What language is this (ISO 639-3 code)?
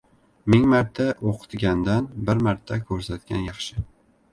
uzb